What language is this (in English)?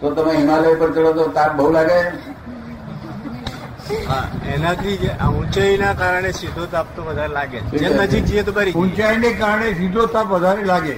Gujarati